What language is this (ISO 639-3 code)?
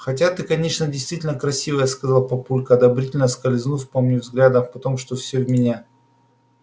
rus